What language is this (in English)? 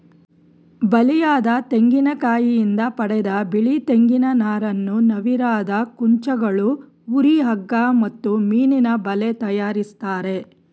Kannada